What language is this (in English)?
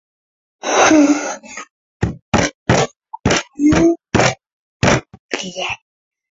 Latvian